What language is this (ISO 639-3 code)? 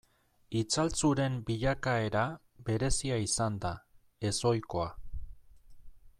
eus